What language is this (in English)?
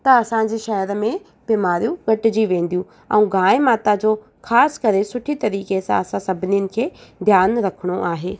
Sindhi